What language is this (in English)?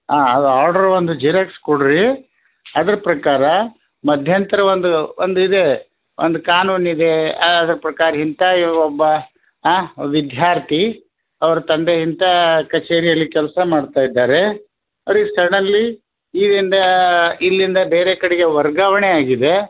Kannada